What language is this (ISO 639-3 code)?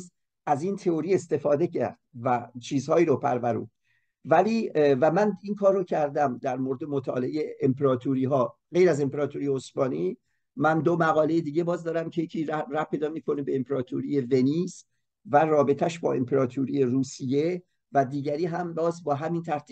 fas